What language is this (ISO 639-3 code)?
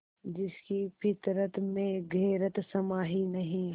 hin